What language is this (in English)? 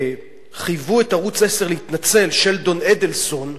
Hebrew